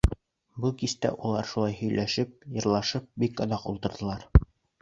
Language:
Bashkir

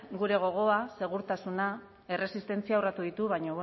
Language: Basque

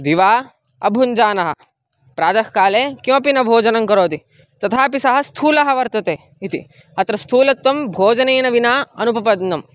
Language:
Sanskrit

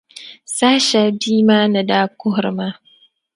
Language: Dagbani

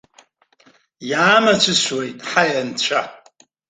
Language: Abkhazian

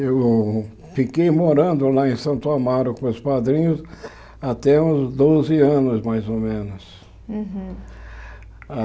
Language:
Portuguese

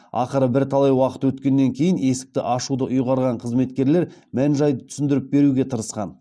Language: Kazakh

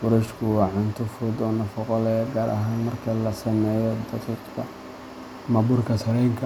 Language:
Somali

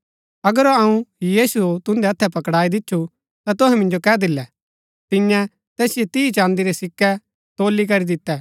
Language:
Gaddi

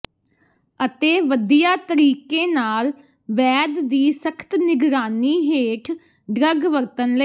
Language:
Punjabi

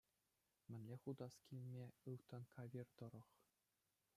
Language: Chuvash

